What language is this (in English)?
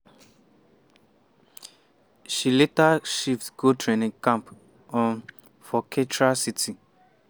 Nigerian Pidgin